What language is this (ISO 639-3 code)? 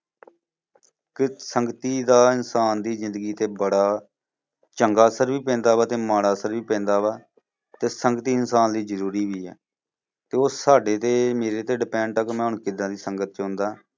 pan